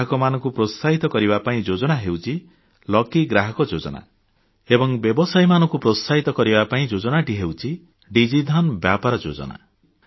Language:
Odia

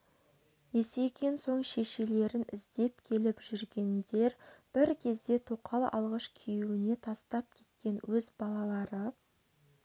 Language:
Kazakh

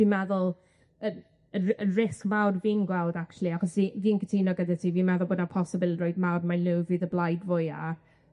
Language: Welsh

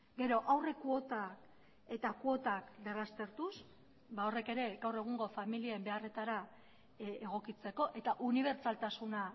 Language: Basque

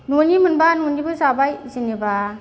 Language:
Bodo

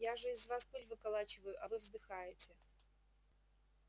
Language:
Russian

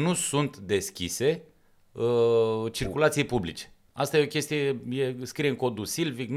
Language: Romanian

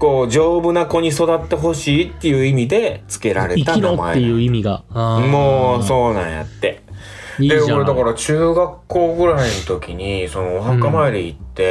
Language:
Japanese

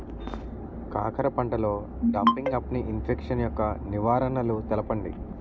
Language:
Telugu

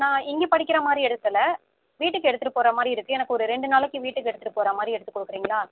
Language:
Tamil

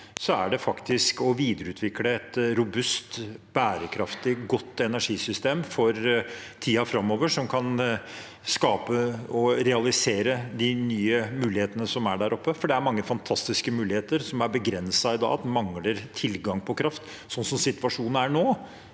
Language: Norwegian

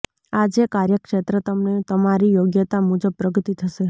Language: Gujarati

